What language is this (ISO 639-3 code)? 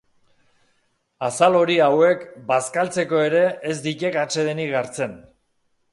eus